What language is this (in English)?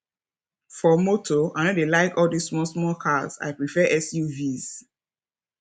Nigerian Pidgin